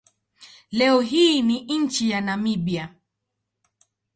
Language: Swahili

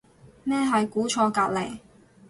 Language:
Cantonese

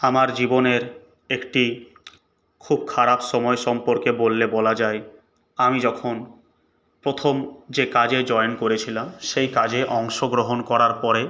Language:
Bangla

